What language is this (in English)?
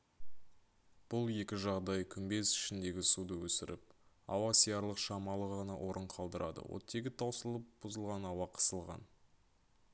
Kazakh